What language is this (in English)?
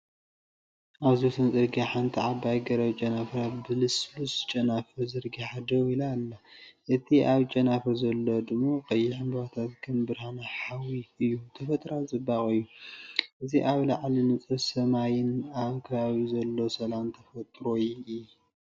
Tigrinya